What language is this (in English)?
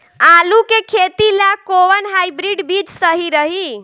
Bhojpuri